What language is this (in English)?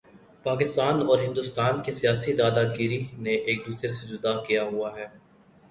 Urdu